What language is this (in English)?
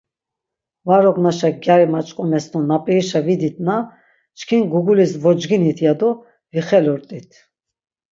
Laz